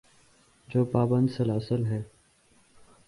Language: Urdu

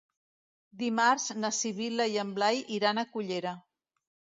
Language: Catalan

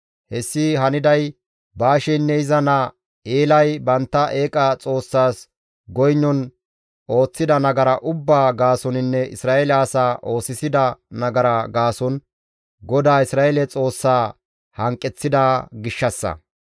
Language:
Gamo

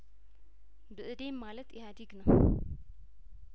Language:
Amharic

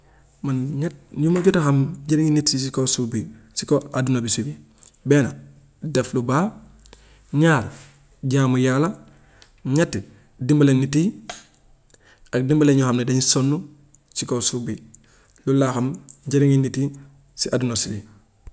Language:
Gambian Wolof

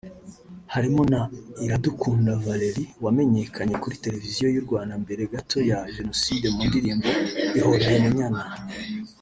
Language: Kinyarwanda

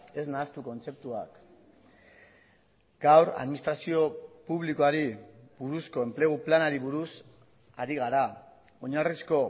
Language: Basque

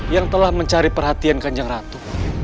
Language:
Indonesian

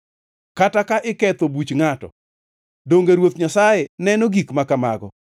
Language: Luo (Kenya and Tanzania)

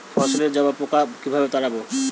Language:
Bangla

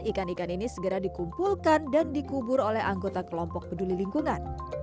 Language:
Indonesian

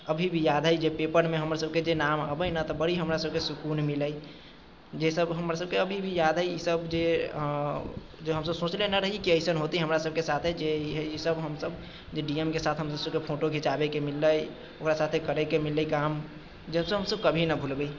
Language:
Maithili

